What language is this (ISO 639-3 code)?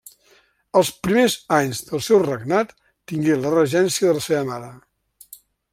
cat